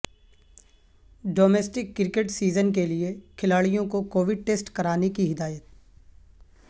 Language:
Urdu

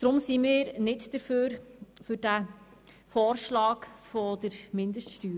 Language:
Swiss German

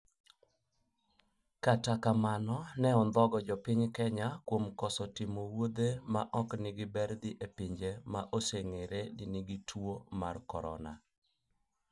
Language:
Luo (Kenya and Tanzania)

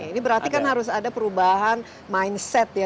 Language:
Indonesian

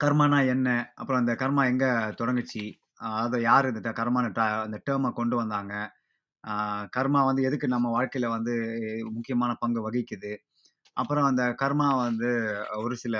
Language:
Tamil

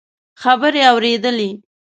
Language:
Pashto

